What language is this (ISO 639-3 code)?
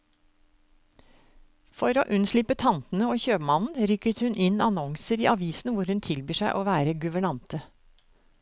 nor